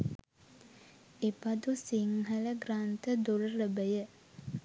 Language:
Sinhala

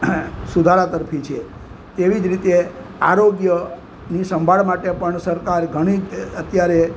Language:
Gujarati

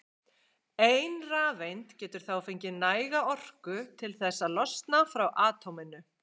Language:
Icelandic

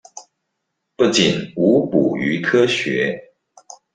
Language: Chinese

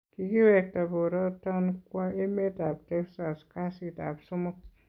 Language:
Kalenjin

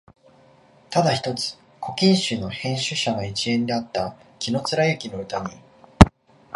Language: Japanese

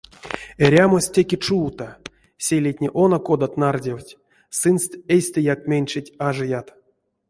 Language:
Erzya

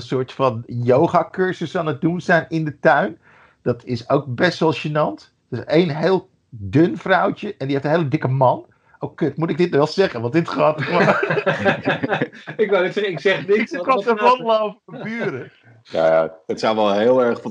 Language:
Dutch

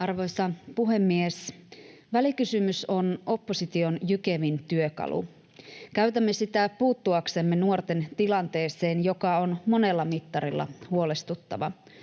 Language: Finnish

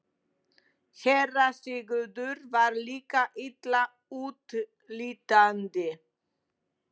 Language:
Icelandic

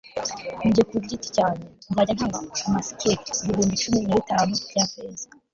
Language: Kinyarwanda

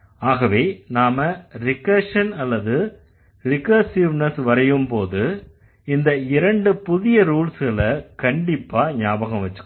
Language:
Tamil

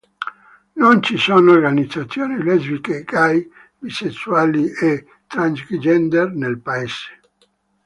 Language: Italian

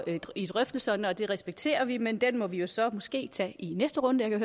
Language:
Danish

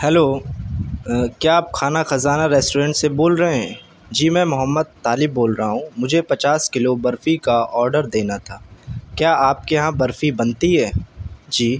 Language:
Urdu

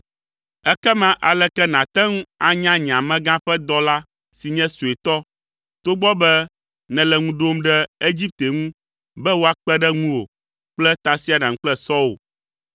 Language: Ewe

